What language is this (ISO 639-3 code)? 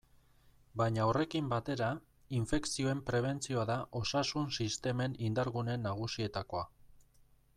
eus